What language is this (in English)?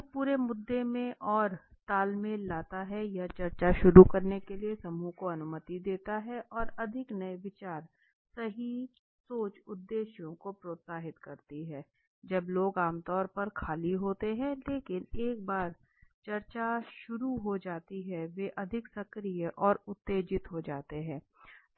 Hindi